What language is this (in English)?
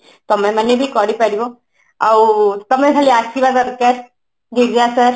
Odia